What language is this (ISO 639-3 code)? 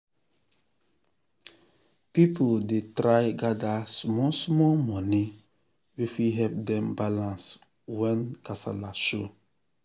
pcm